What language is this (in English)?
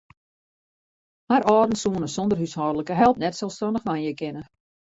Western Frisian